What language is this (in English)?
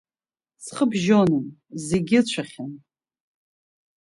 Abkhazian